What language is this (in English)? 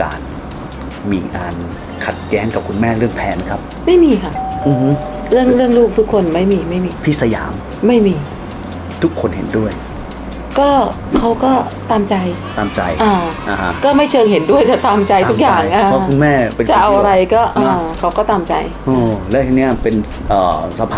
Thai